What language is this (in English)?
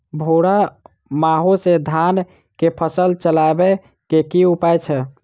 Maithili